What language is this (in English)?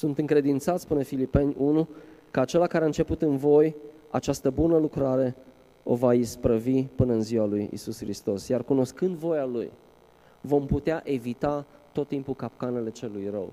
Romanian